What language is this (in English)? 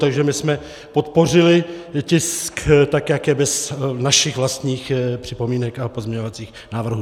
Czech